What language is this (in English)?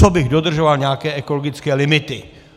Czech